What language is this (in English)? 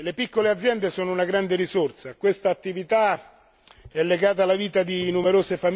Italian